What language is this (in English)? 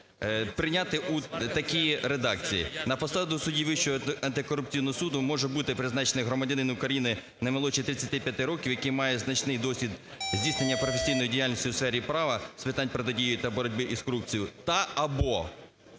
Ukrainian